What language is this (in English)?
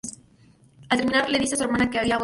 Spanish